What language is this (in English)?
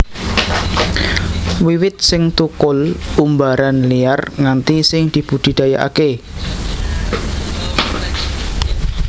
Javanese